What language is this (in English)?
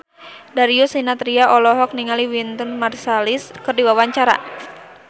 Sundanese